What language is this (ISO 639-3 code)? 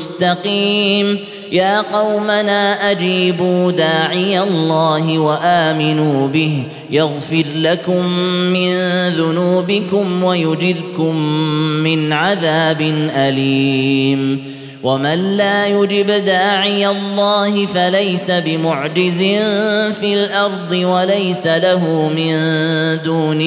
ara